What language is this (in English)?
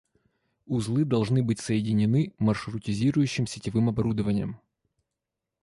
Russian